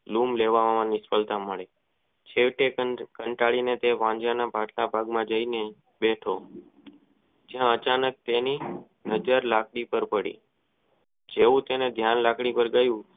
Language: Gujarati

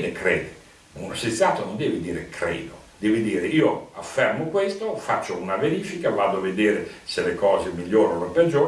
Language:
Italian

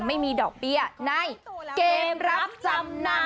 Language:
Thai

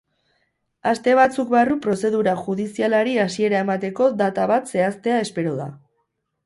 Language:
Basque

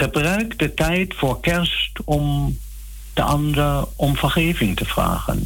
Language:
Dutch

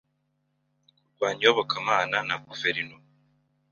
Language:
Kinyarwanda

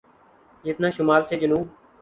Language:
Urdu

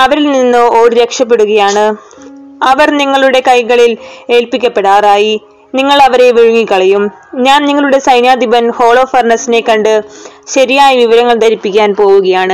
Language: Malayalam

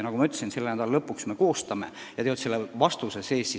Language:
Estonian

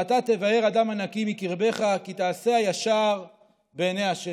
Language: Hebrew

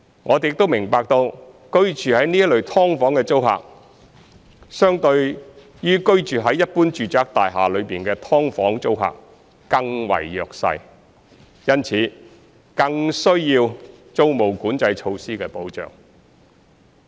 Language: Cantonese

